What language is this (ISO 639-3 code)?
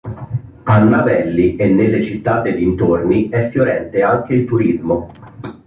ita